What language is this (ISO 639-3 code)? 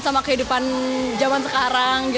ind